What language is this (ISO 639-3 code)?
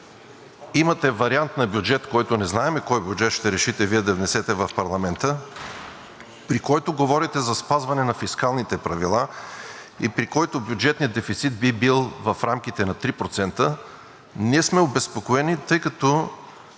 bul